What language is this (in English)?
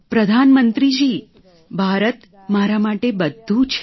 Gujarati